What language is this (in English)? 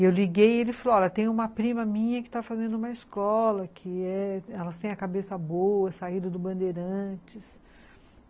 Portuguese